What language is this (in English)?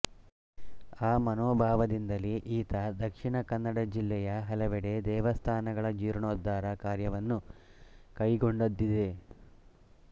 Kannada